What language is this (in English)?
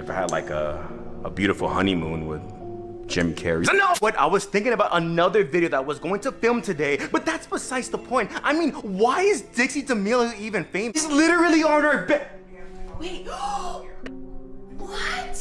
English